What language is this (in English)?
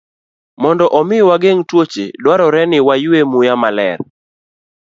Luo (Kenya and Tanzania)